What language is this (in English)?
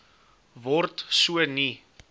Afrikaans